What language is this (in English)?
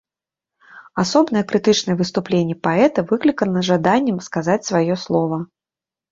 Belarusian